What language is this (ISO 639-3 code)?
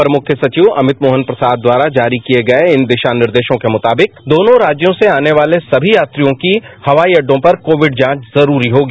hin